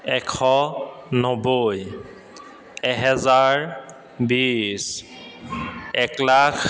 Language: Assamese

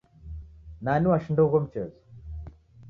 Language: Taita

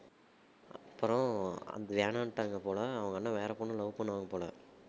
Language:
Tamil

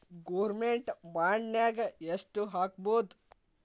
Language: Kannada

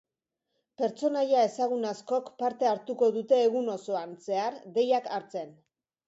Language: Basque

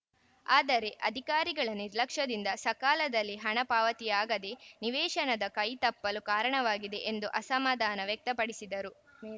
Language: Kannada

